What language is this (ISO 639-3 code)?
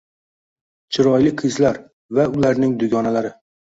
uzb